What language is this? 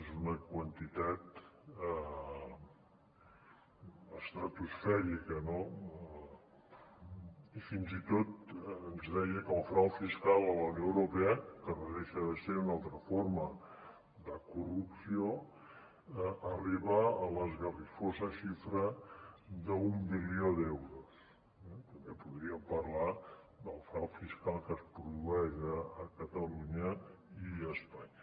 Catalan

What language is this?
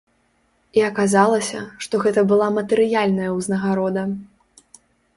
Belarusian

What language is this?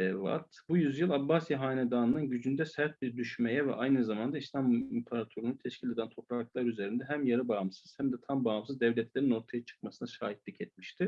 Turkish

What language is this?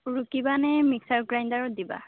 Assamese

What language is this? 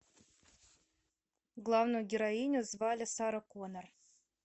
Russian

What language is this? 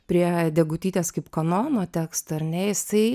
Lithuanian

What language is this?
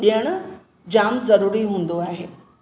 Sindhi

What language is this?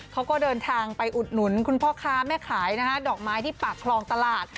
Thai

